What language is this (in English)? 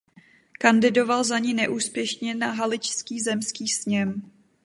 Czech